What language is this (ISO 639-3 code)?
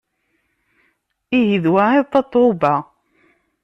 kab